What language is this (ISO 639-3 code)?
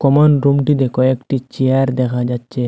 ben